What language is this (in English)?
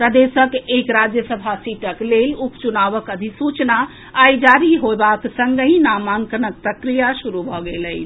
Maithili